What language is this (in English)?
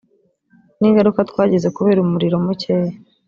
Kinyarwanda